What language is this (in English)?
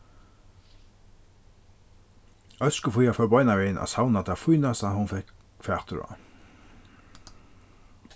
Faroese